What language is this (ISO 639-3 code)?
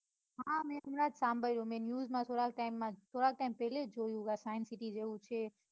guj